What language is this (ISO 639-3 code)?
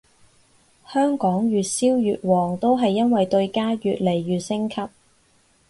yue